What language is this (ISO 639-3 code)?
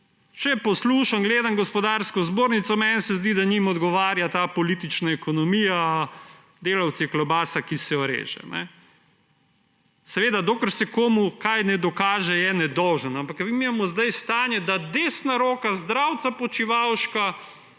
slv